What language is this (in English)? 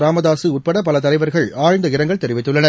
Tamil